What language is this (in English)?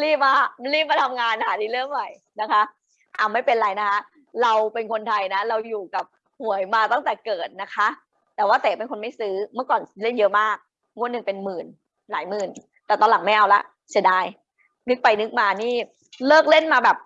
Thai